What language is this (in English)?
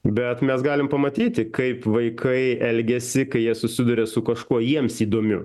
Lithuanian